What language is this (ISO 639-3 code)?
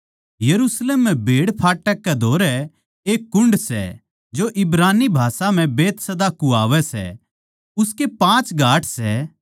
bgc